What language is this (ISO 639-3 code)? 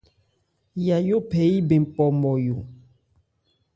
ebr